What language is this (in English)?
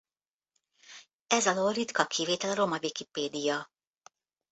Hungarian